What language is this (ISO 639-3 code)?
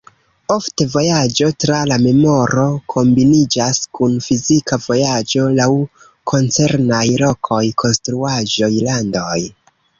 epo